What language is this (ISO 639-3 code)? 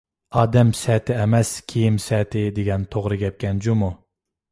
uig